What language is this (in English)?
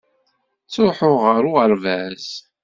Kabyle